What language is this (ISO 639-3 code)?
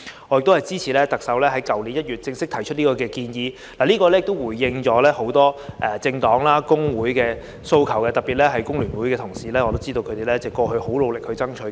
yue